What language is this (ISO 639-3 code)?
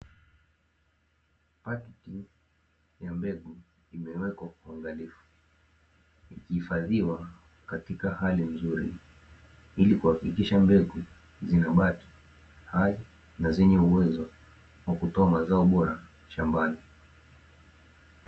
swa